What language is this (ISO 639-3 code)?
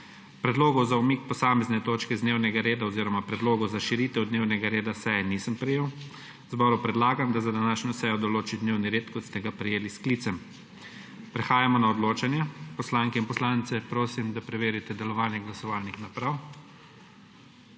slv